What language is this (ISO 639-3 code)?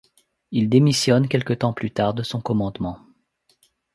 fra